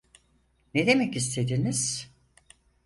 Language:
Turkish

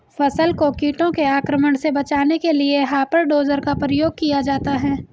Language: Hindi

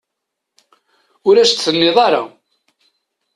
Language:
Kabyle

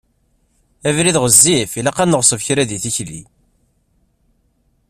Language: Kabyle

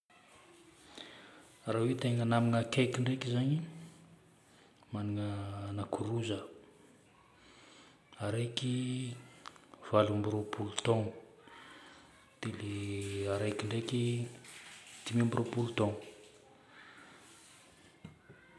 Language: Northern Betsimisaraka Malagasy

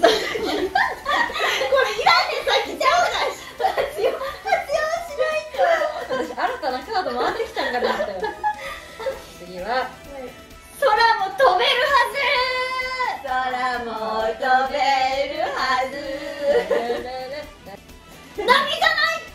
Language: Japanese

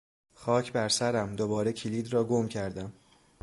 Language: Persian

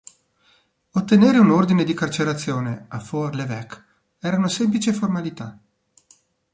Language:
Italian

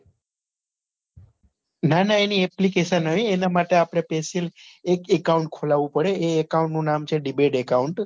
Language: Gujarati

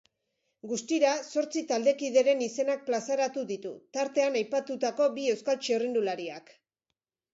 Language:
Basque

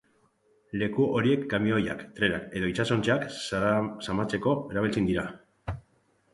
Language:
Basque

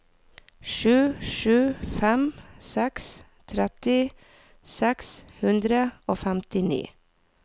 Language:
Norwegian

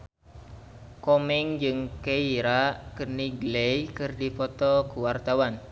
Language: Sundanese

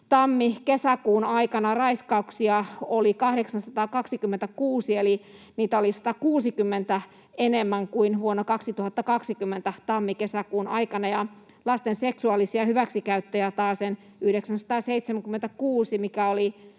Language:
Finnish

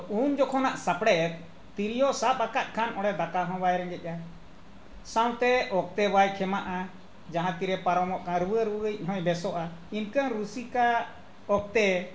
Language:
Santali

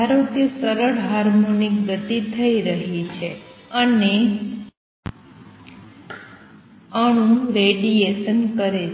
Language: Gujarati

